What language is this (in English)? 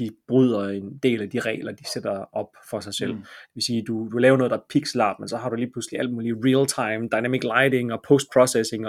Danish